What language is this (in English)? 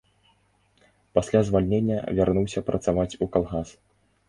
Belarusian